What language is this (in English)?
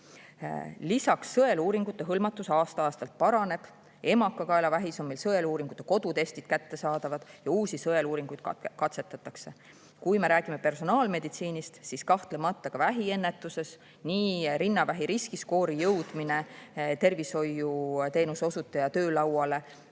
Estonian